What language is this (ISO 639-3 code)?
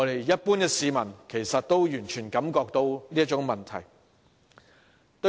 yue